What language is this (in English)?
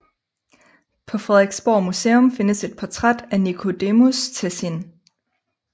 Danish